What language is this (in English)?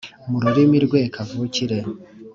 Kinyarwanda